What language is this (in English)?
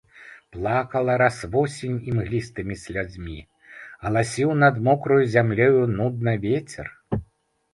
Belarusian